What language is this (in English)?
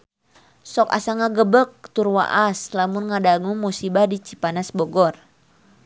Sundanese